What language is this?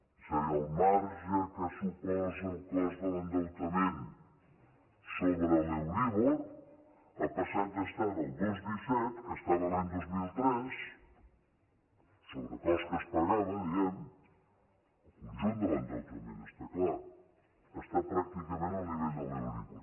Catalan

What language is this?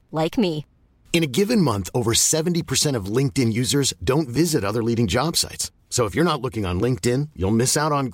Indonesian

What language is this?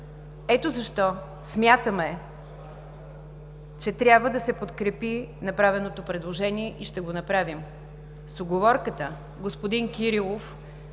Bulgarian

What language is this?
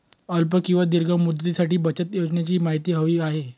Marathi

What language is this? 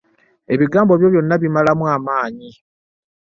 Ganda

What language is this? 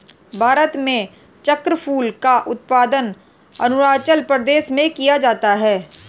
Hindi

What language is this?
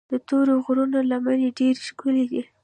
Pashto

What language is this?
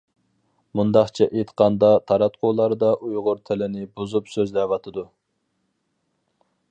Uyghur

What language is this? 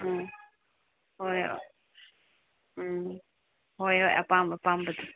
Manipuri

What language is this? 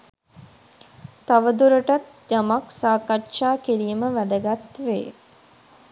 Sinhala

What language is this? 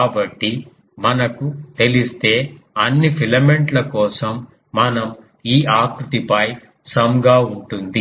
Telugu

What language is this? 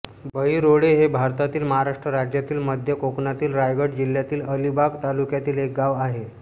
Marathi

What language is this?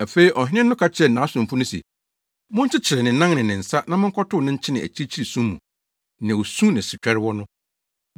Akan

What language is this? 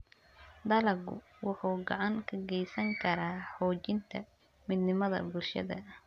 Somali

